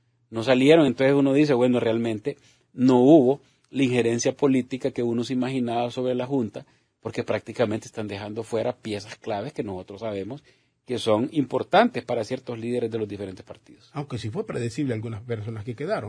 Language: Spanish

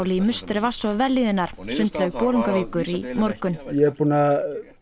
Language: Icelandic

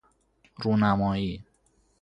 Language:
Persian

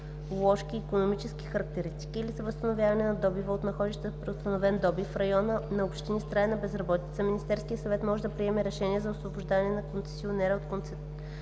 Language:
Bulgarian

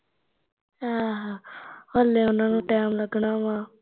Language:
Punjabi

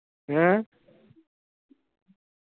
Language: Punjabi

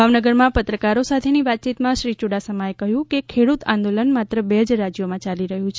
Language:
Gujarati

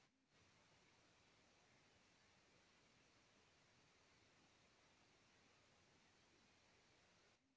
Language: Bhojpuri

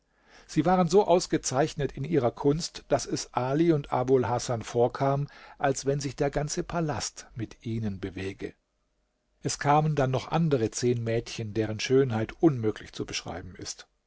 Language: German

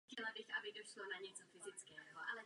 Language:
Czech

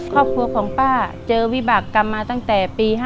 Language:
Thai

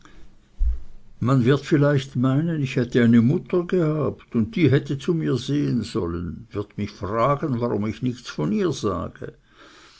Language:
German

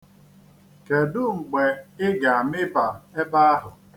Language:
Igbo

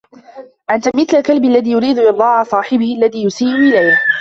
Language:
Arabic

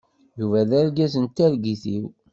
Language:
Kabyle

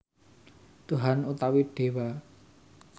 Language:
Javanese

